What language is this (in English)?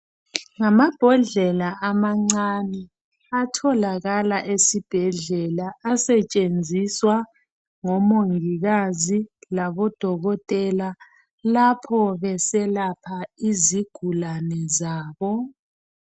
North Ndebele